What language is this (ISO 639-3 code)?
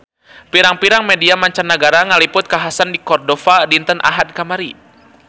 sun